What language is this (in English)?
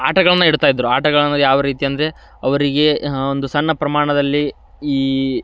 Kannada